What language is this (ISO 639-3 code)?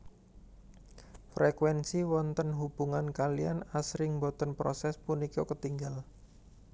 jav